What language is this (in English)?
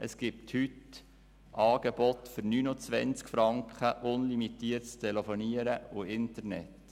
Swiss German